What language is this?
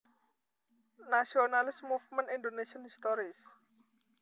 Javanese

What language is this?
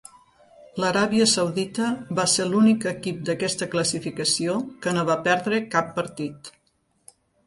Catalan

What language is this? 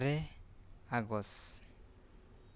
Santali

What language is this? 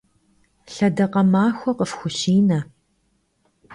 Kabardian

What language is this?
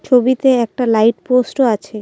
Bangla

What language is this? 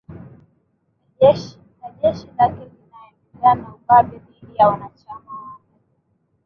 Swahili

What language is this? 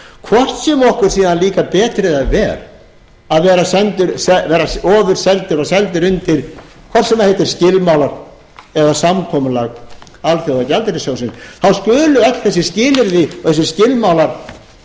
Icelandic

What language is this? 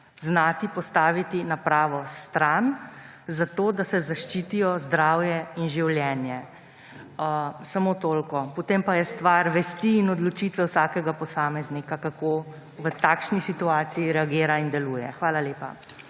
Slovenian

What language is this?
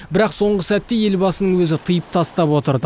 Kazakh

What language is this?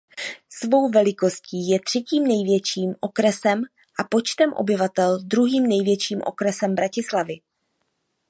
Czech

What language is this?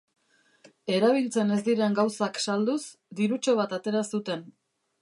Basque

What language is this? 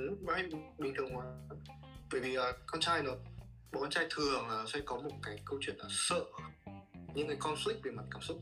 Vietnamese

